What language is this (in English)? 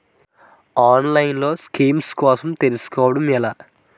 Telugu